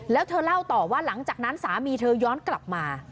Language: Thai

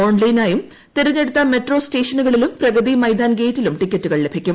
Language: Malayalam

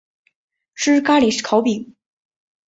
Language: Chinese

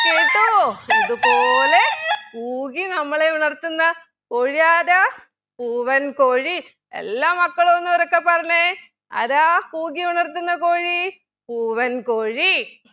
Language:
Malayalam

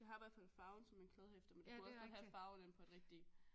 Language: Danish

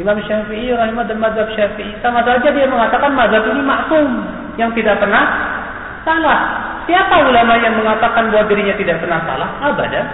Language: Malay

